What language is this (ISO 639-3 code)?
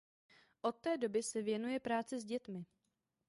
ces